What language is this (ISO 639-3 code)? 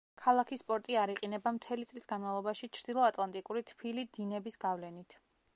kat